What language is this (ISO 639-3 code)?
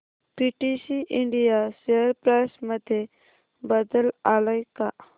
mar